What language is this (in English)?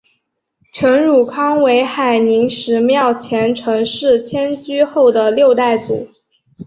Chinese